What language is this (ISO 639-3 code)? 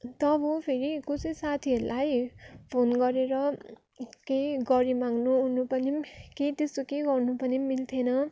nep